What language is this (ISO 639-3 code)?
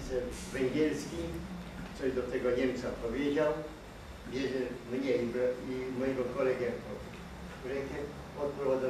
pol